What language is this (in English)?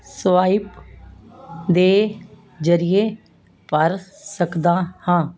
Punjabi